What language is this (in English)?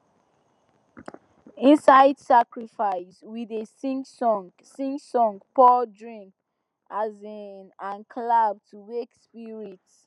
Nigerian Pidgin